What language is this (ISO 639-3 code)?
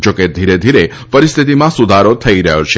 guj